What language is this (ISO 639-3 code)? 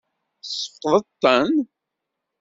kab